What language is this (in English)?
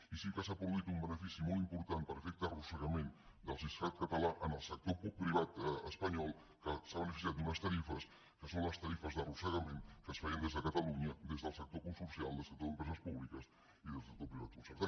Catalan